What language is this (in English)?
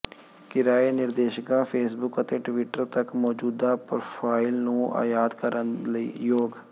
Punjabi